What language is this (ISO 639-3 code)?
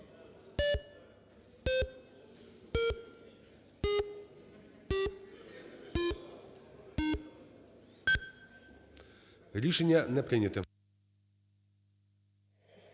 ukr